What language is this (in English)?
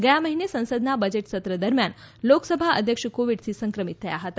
Gujarati